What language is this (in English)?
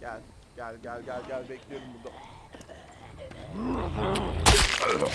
Turkish